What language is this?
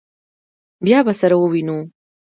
Pashto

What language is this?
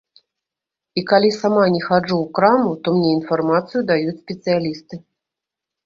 Belarusian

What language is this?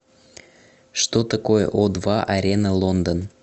Russian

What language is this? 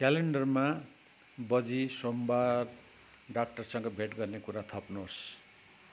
Nepali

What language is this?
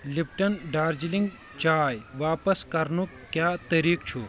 Kashmiri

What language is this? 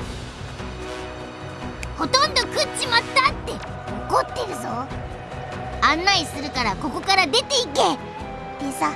Japanese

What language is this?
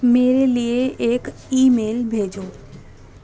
Urdu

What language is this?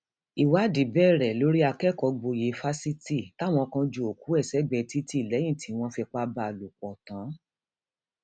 Yoruba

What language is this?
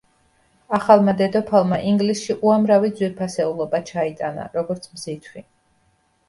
Georgian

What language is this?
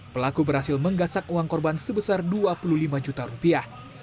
Indonesian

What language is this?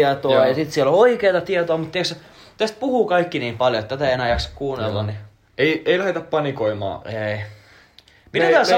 Finnish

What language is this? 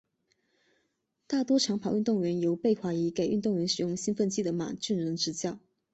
Chinese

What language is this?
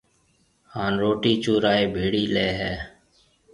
Marwari (Pakistan)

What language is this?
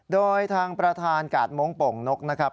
Thai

